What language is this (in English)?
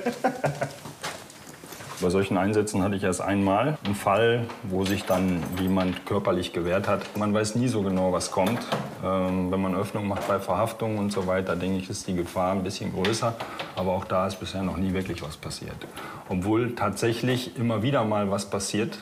German